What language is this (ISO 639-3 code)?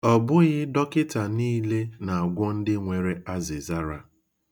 ibo